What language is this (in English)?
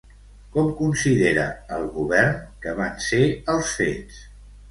Catalan